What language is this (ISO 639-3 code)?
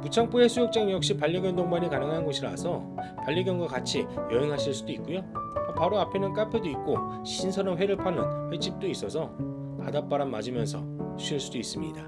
kor